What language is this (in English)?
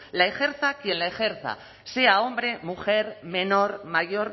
Spanish